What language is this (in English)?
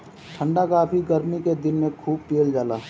Bhojpuri